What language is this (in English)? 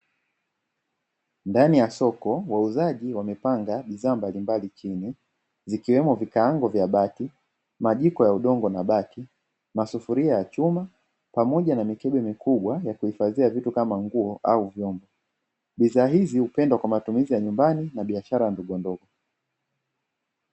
Swahili